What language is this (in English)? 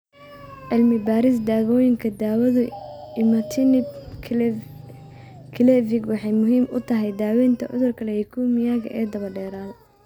Somali